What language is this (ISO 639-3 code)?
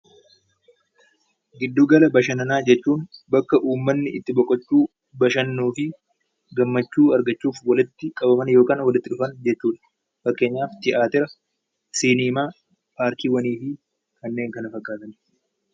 orm